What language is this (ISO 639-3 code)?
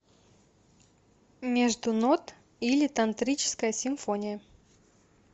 rus